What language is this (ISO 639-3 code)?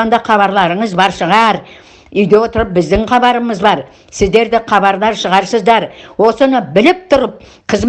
tur